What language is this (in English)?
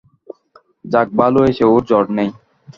Bangla